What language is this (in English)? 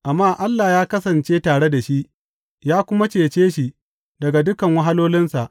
Hausa